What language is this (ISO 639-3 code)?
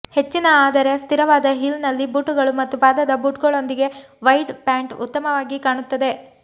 kan